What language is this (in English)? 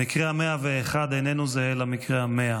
Hebrew